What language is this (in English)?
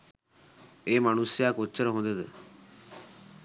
Sinhala